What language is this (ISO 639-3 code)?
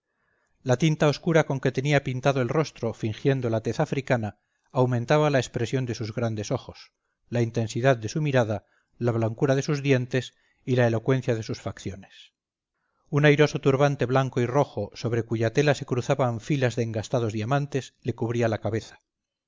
spa